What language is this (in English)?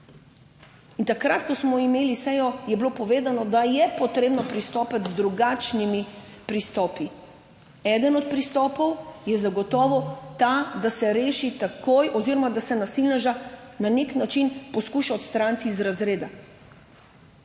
Slovenian